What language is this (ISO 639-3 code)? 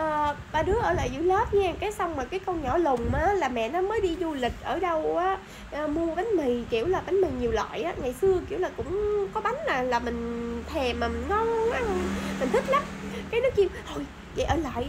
vie